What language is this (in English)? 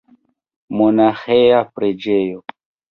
Esperanto